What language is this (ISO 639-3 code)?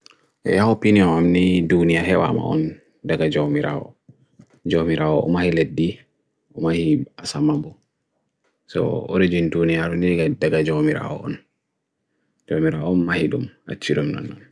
fui